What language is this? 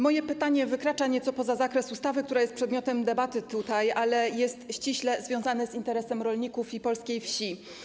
Polish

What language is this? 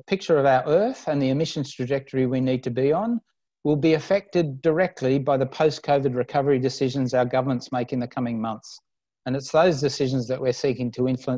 English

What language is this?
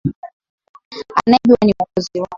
Swahili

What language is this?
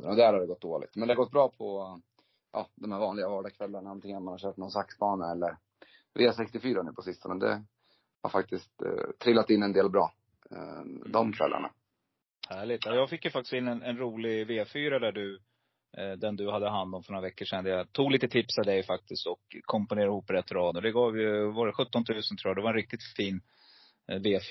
Swedish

